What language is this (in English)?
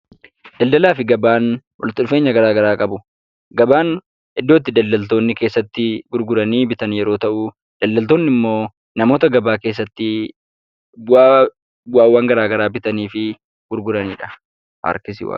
Oromo